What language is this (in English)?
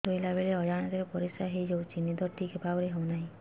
Odia